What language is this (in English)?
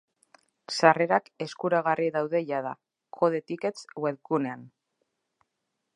Basque